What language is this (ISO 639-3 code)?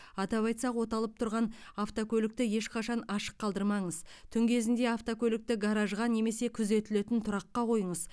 kaz